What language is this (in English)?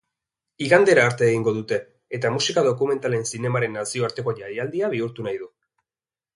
Basque